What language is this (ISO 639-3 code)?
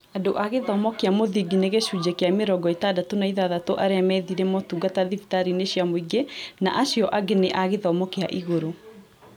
kik